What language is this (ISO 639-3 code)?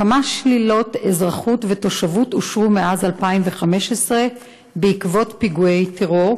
heb